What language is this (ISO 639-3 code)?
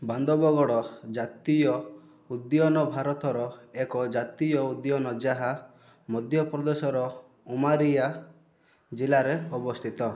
ori